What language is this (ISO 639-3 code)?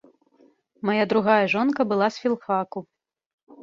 bel